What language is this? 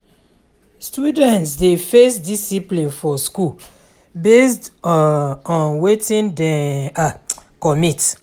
Nigerian Pidgin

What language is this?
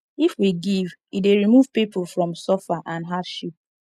Nigerian Pidgin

